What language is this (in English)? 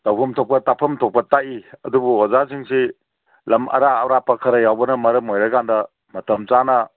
Manipuri